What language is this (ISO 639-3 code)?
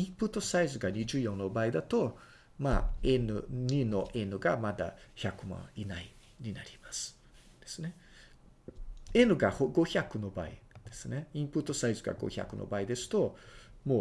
jpn